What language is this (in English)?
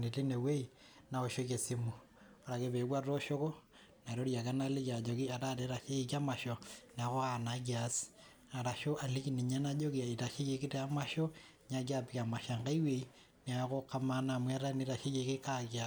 Masai